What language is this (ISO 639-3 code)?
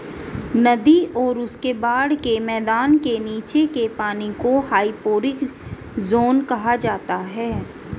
hin